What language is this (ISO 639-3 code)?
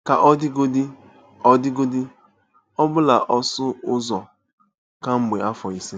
ibo